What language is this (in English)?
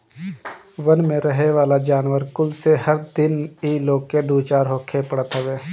Bhojpuri